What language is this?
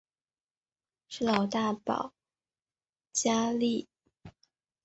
Chinese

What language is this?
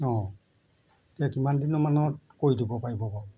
Assamese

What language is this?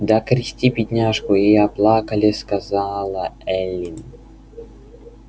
Russian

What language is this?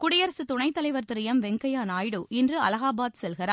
Tamil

